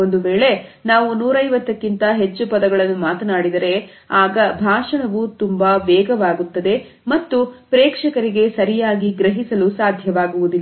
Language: Kannada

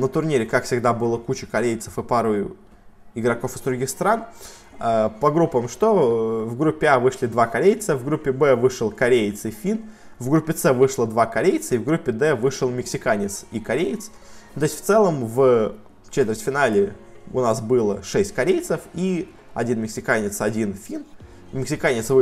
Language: Russian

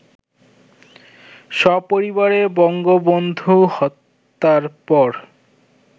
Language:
Bangla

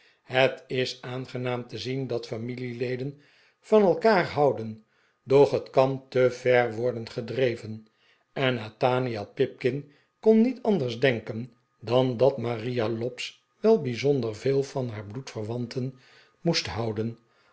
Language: Dutch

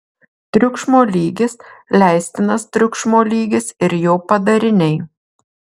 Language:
Lithuanian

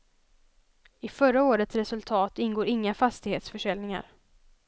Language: Swedish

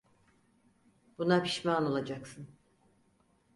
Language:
Turkish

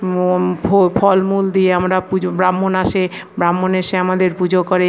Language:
Bangla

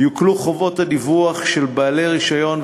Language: Hebrew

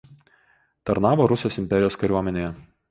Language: Lithuanian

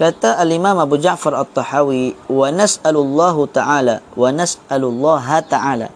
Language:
Malay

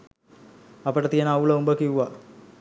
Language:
Sinhala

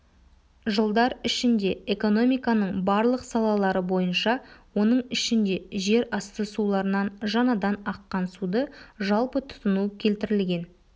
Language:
Kazakh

